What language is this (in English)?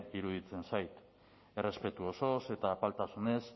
Basque